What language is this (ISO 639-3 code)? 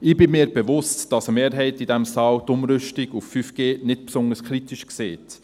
gsw